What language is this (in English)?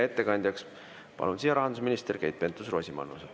Estonian